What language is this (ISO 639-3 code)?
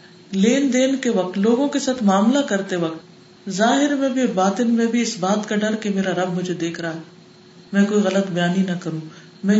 urd